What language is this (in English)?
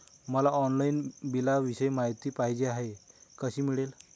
Marathi